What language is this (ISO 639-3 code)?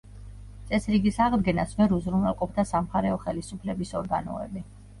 kat